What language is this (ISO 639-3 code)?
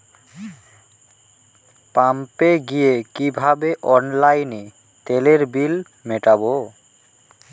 ben